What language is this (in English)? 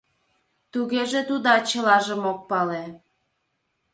Mari